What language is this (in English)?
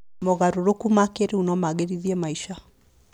Kikuyu